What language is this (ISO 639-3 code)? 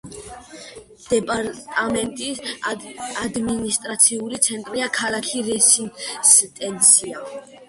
kat